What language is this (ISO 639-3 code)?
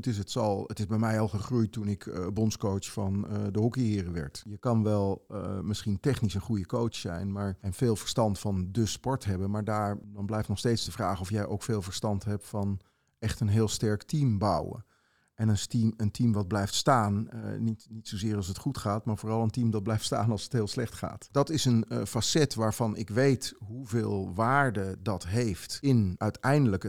nld